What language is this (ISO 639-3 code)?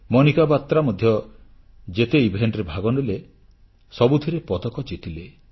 ori